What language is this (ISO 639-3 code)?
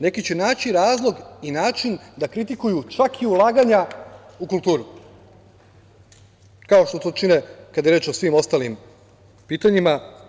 srp